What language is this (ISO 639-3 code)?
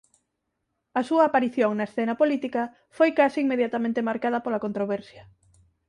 glg